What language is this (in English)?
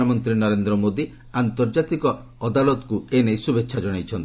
Odia